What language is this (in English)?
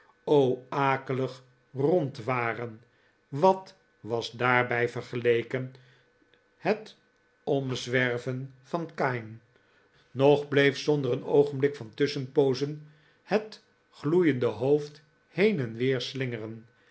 Dutch